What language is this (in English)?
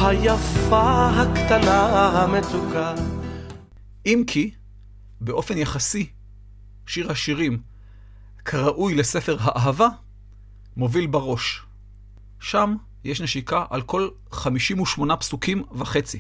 Hebrew